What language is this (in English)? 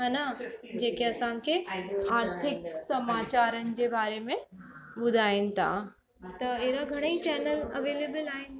Sindhi